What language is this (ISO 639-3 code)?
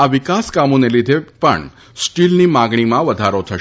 guj